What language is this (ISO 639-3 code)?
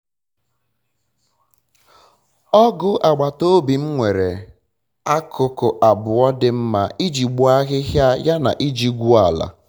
ibo